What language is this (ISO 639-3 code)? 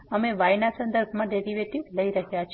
guj